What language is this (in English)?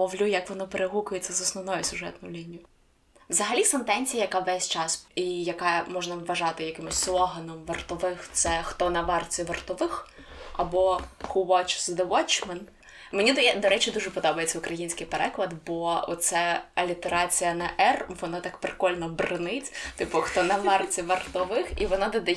Ukrainian